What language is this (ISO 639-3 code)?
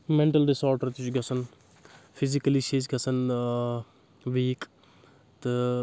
kas